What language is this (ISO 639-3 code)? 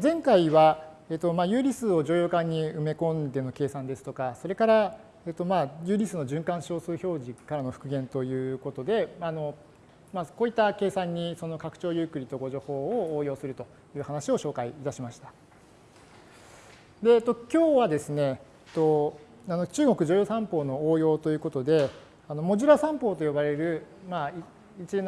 jpn